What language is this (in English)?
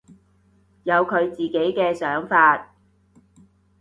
Cantonese